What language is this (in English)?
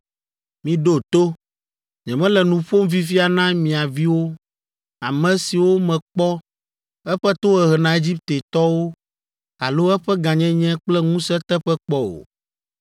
Ewe